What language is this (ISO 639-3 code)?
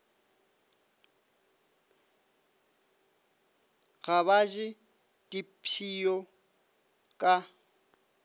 nso